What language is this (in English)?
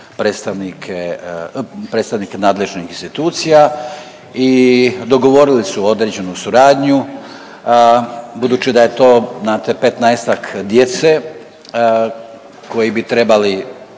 Croatian